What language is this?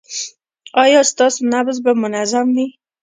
Pashto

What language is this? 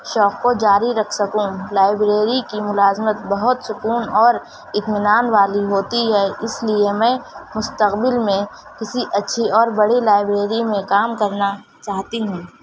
Urdu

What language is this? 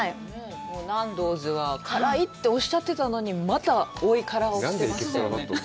Japanese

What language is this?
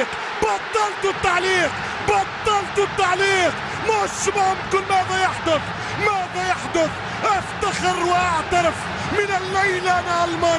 Arabic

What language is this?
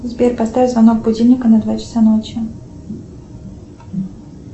Russian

